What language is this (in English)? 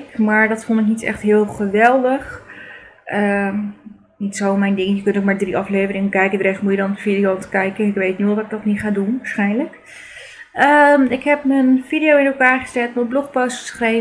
Dutch